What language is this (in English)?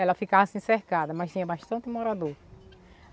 Portuguese